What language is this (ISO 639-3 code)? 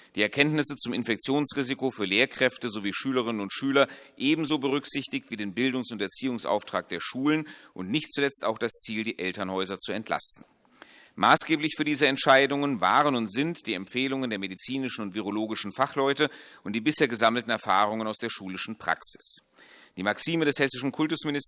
deu